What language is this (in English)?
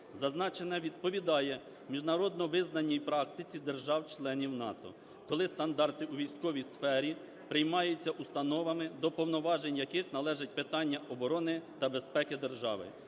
Ukrainian